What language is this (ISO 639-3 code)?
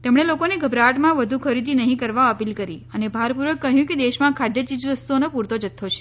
guj